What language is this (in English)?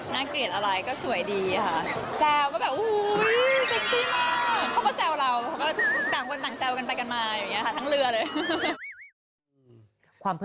Thai